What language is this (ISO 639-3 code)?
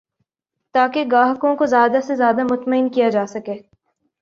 urd